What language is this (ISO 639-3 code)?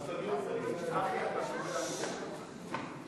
heb